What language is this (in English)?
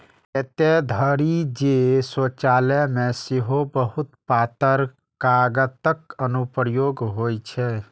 Maithili